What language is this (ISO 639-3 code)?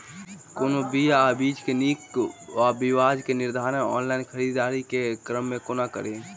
mai